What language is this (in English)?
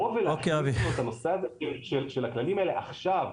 Hebrew